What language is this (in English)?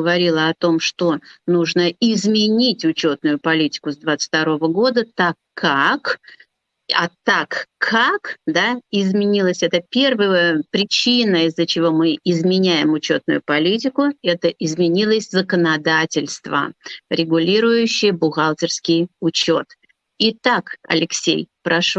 Russian